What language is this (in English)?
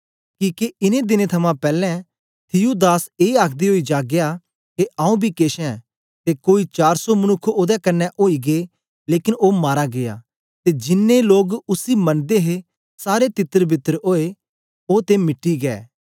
Dogri